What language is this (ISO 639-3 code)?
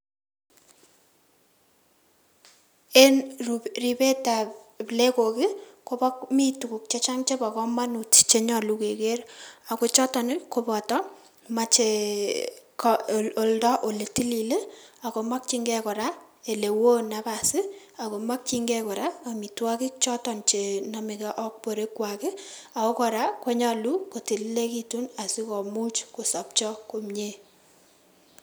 kln